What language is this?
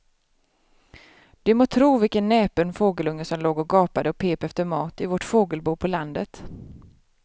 Swedish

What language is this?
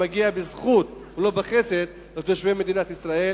Hebrew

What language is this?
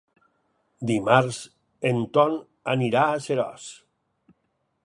Catalan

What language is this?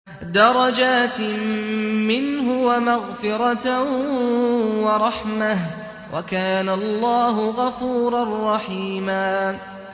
Arabic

